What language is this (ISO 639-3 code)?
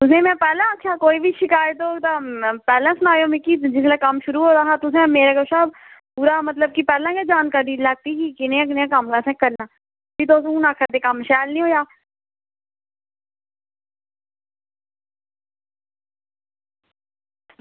doi